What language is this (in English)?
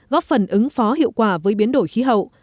Vietnamese